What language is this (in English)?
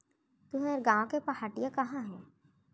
Chhattisgarhi